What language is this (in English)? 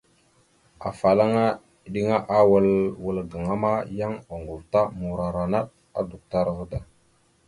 Mada (Cameroon)